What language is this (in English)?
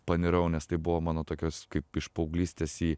Lithuanian